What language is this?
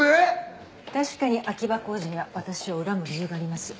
Japanese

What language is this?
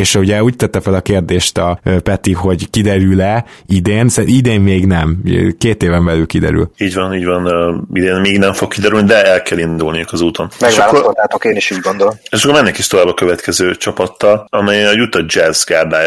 Hungarian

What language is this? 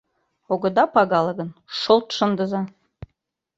Mari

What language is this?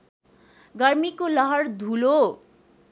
Nepali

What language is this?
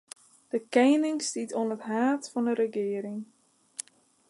Western Frisian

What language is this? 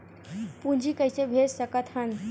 Chhattisgarhi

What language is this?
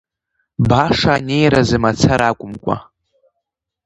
Abkhazian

